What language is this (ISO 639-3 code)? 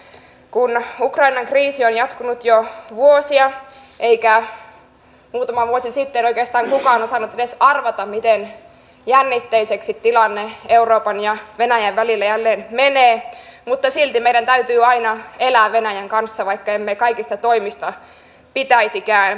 fin